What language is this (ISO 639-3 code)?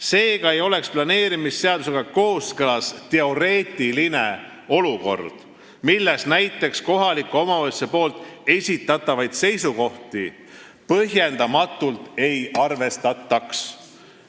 est